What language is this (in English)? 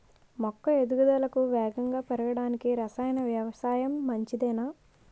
Telugu